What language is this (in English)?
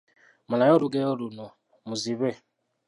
Ganda